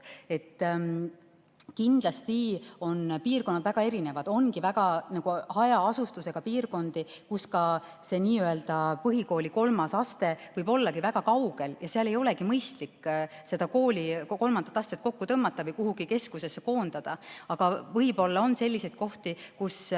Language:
Estonian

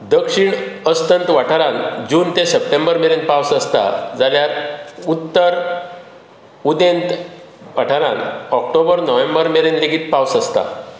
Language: Konkani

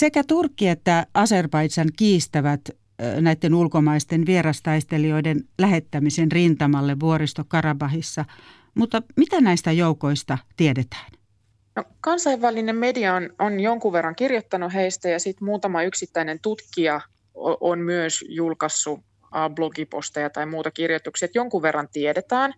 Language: Finnish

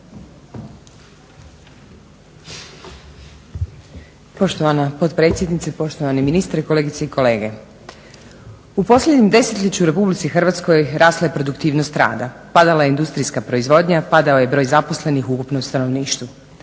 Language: Croatian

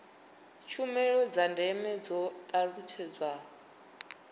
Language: Venda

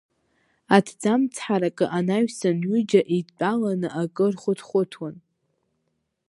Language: Abkhazian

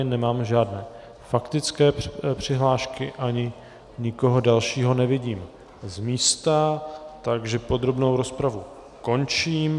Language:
Czech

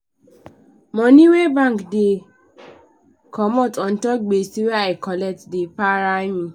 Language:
Nigerian Pidgin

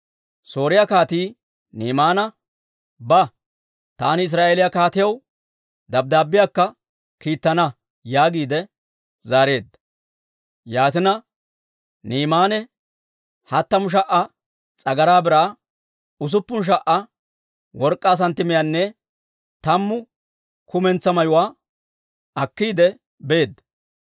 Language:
Dawro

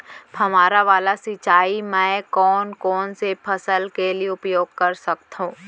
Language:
Chhattisgarhi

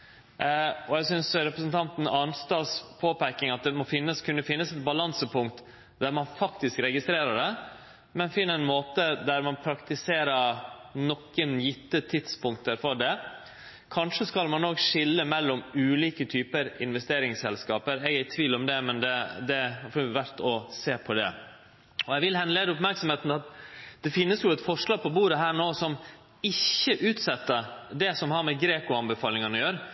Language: Norwegian Nynorsk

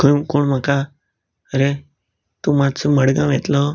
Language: Konkani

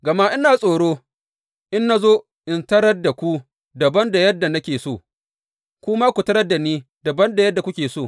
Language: Hausa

